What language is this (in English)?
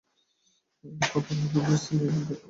Bangla